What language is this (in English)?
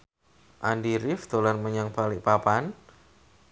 Javanese